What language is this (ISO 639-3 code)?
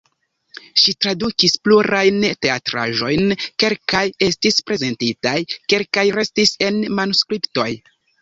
epo